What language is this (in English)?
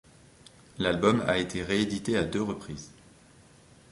French